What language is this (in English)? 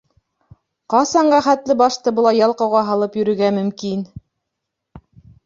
Bashkir